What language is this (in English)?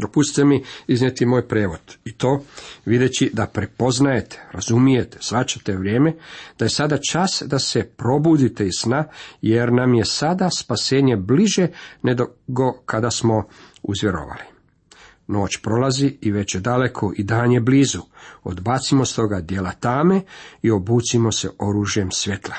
Croatian